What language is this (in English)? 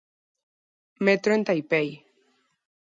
Galician